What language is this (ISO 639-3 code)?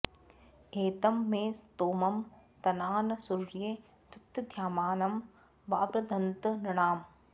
san